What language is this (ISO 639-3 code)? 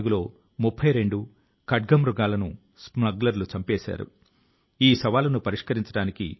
tel